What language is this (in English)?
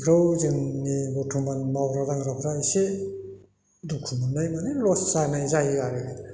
Bodo